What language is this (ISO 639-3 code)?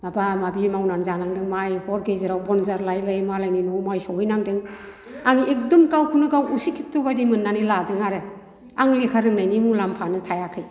brx